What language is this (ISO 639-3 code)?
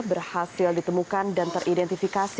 ind